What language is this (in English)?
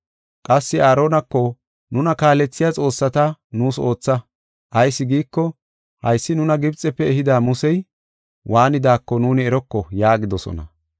Gofa